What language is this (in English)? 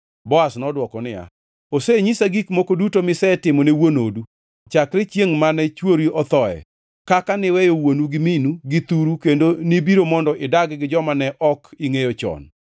Luo (Kenya and Tanzania)